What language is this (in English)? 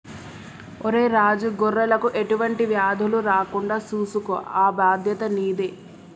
Telugu